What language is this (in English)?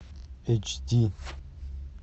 Russian